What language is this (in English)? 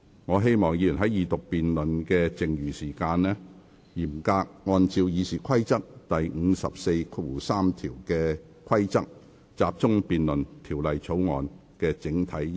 Cantonese